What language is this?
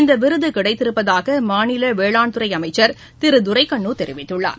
Tamil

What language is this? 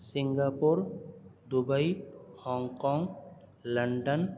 Urdu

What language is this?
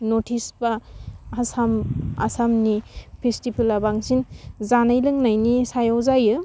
Bodo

